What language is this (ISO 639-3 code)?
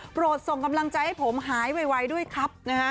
tha